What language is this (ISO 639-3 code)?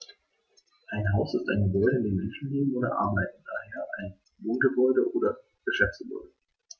deu